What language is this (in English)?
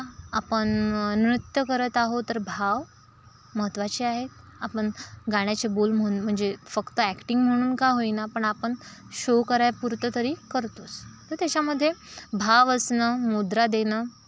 Marathi